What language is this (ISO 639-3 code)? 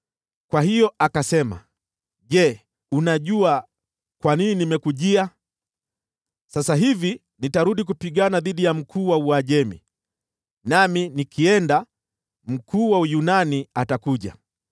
swa